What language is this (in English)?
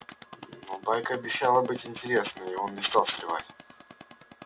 Russian